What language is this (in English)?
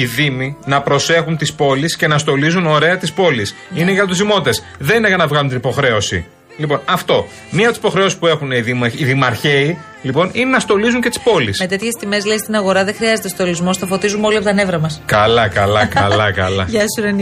Greek